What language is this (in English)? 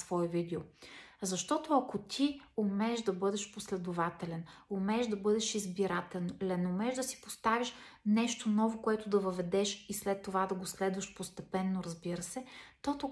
Bulgarian